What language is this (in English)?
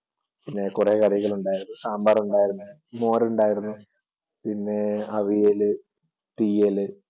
Malayalam